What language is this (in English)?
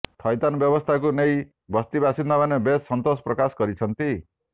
Odia